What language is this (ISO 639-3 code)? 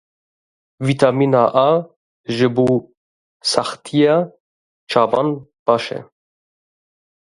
kur